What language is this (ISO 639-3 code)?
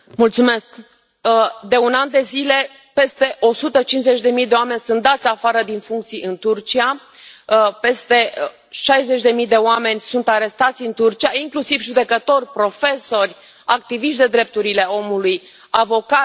ron